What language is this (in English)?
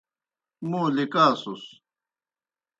Kohistani Shina